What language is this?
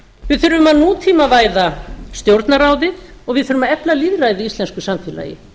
Icelandic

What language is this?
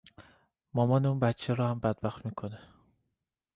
Persian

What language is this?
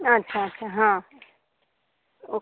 Marathi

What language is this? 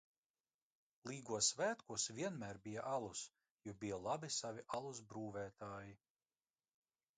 Latvian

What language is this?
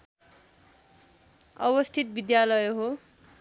Nepali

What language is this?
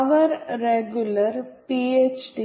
Malayalam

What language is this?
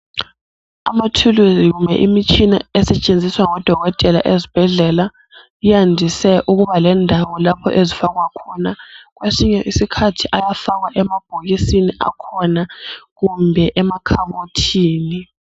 North Ndebele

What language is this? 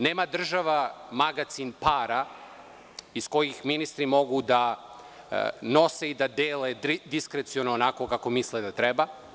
Serbian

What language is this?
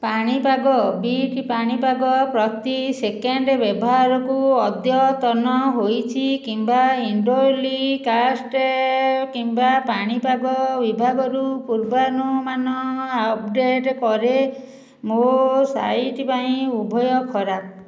Odia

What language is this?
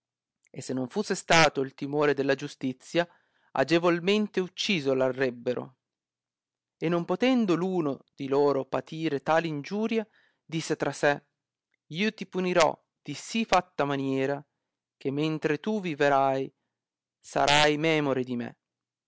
Italian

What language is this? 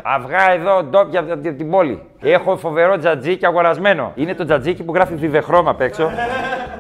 Greek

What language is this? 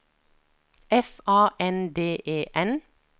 Norwegian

